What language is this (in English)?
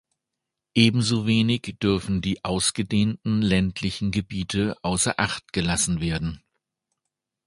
German